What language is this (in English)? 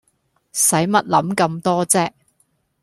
Cantonese